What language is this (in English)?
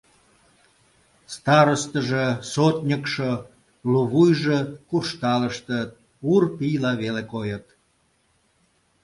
Mari